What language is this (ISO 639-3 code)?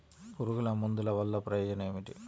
tel